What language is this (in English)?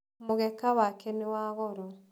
Kikuyu